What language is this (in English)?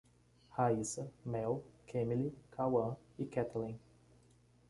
Portuguese